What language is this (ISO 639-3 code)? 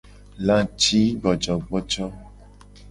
gej